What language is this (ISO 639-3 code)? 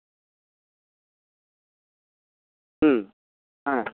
sat